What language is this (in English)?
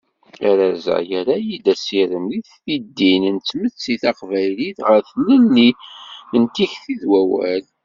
Kabyle